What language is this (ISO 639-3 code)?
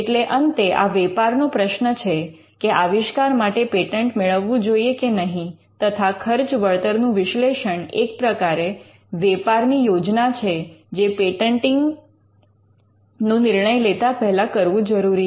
guj